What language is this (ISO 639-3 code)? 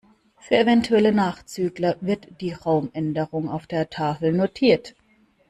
deu